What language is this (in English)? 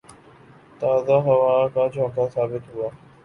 Urdu